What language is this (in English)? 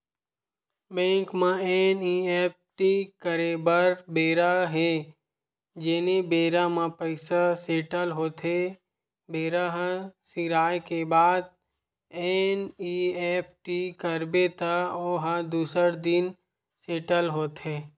Chhattisgarhi